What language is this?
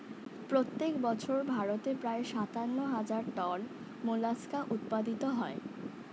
Bangla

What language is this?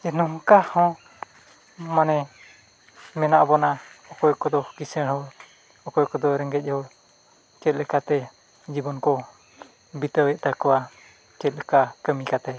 Santali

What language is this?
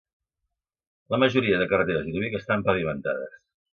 Catalan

